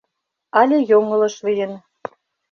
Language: Mari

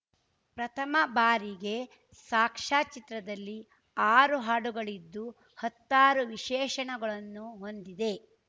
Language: Kannada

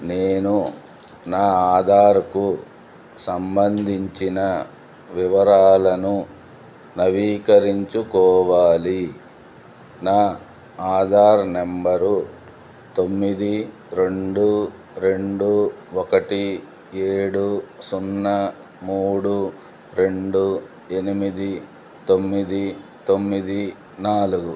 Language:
Telugu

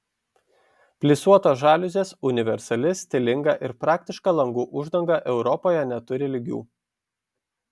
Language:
Lithuanian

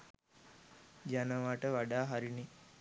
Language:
Sinhala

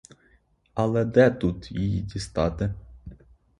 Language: Ukrainian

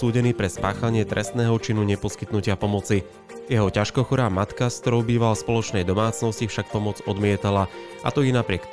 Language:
Slovak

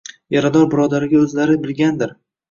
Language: Uzbek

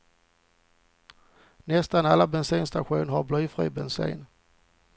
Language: Swedish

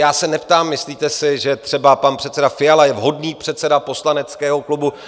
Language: Czech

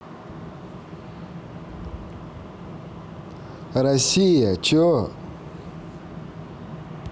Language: Russian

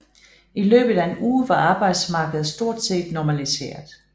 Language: Danish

